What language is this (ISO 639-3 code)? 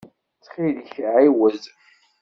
kab